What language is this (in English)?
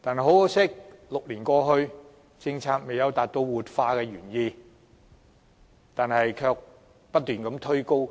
Cantonese